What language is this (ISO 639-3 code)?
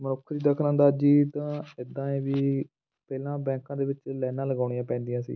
pan